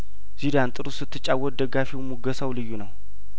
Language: Amharic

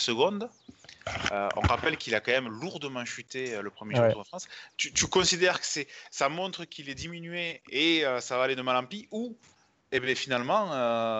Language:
French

